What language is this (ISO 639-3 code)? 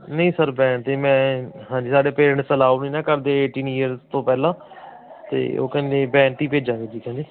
pan